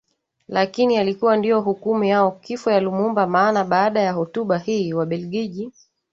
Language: Swahili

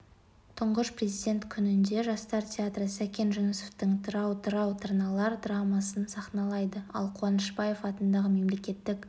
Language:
Kazakh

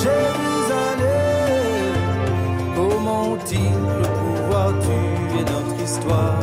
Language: French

